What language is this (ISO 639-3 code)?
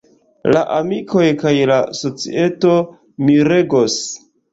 epo